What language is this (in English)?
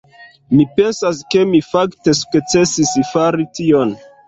Esperanto